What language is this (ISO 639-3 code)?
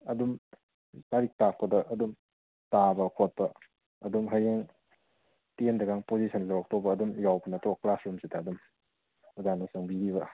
mni